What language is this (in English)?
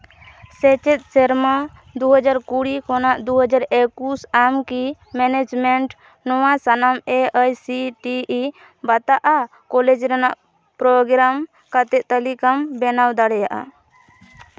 Santali